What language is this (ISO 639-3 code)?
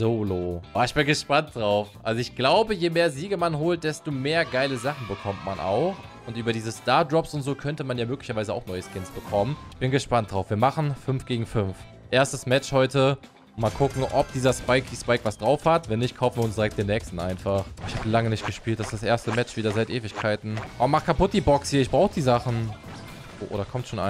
deu